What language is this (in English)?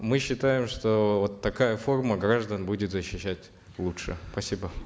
Kazakh